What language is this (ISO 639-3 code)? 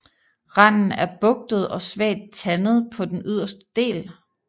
dan